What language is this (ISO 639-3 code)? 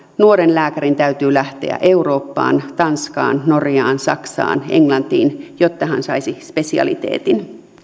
fin